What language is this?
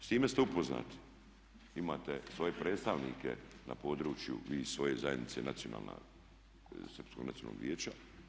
Croatian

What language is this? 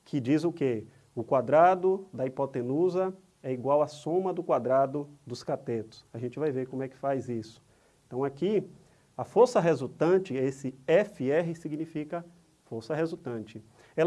Portuguese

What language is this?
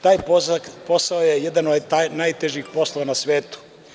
Serbian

